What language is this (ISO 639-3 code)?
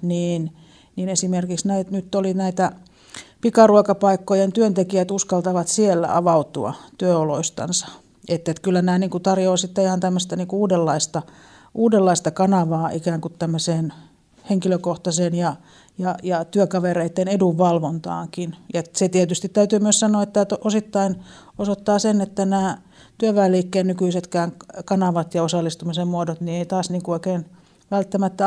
fin